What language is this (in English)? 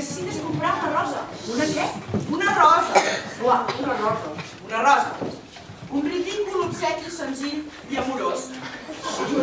Spanish